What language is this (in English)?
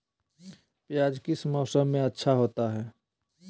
Magahi